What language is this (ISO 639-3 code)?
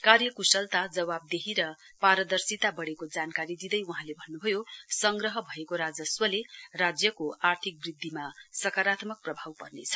nep